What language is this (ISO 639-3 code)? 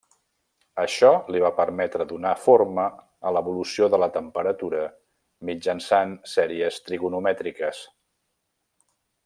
cat